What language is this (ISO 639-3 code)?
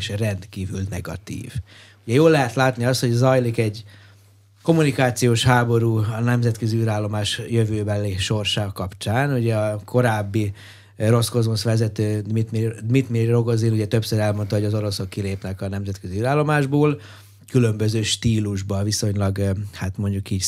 hun